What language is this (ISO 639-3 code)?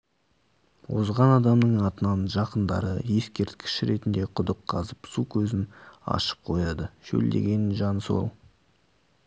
kaz